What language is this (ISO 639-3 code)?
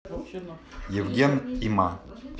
rus